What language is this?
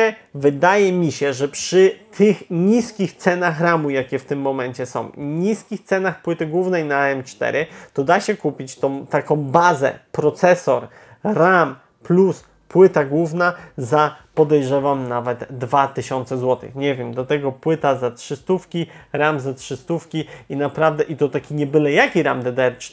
Polish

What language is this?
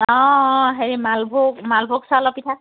Assamese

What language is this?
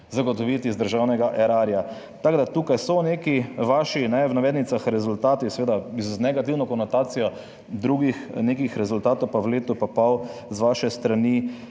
Slovenian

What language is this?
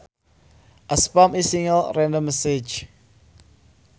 Sundanese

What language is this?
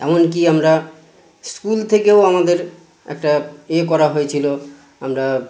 Bangla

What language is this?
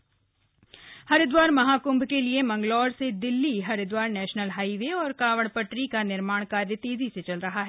Hindi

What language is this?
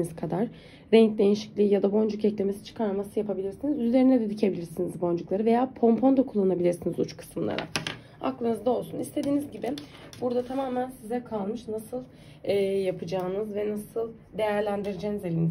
Turkish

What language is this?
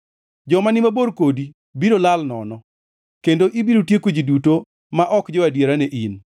Luo (Kenya and Tanzania)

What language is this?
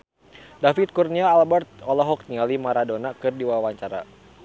Sundanese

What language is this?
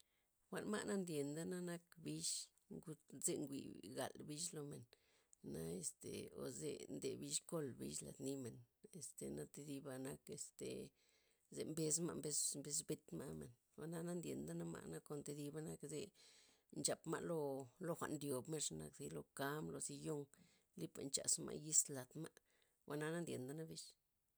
Loxicha Zapotec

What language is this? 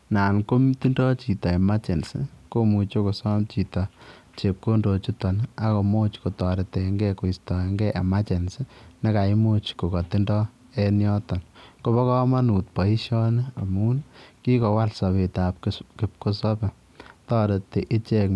Kalenjin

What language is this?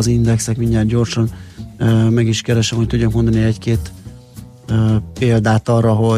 Hungarian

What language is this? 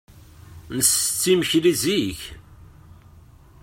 Kabyle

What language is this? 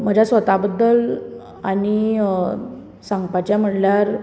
Konkani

